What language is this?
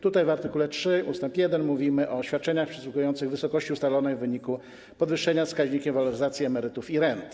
Polish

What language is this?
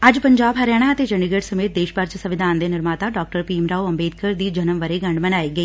Punjabi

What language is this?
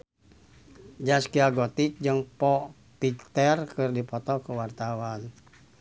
Sundanese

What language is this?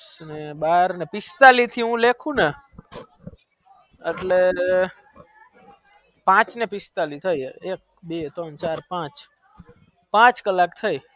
Gujarati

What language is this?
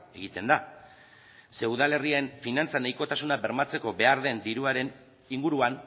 Basque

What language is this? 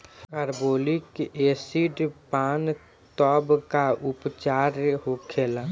Bhojpuri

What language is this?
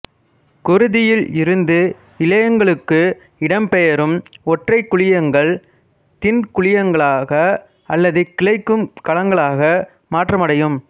Tamil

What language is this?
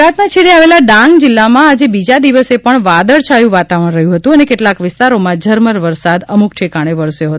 Gujarati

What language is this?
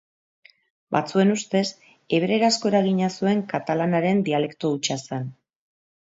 Basque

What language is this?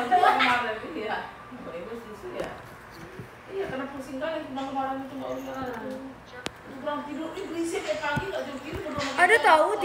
Indonesian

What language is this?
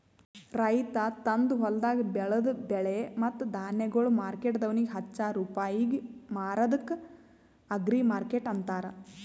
Kannada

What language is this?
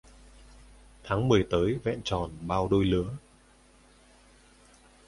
Vietnamese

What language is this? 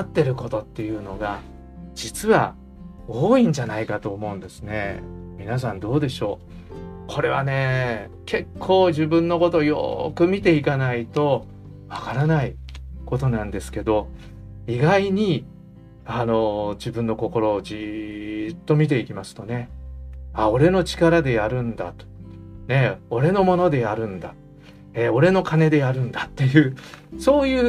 Japanese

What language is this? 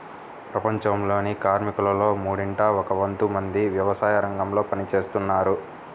Telugu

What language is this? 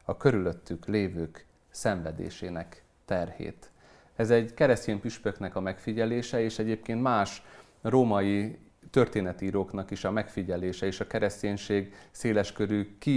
Hungarian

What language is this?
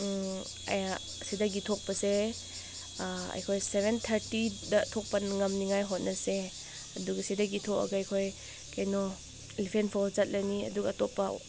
Manipuri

